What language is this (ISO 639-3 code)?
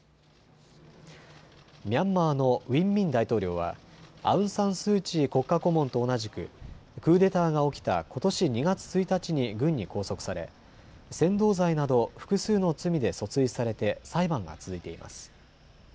jpn